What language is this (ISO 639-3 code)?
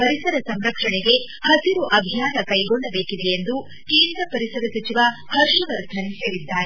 kan